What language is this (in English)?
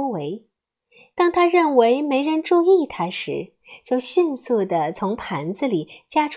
Chinese